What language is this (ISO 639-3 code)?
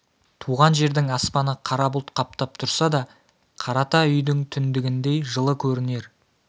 kaz